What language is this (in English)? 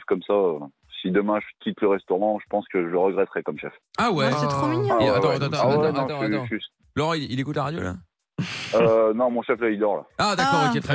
French